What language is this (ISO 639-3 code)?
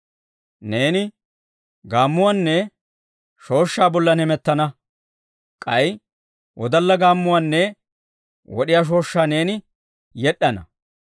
dwr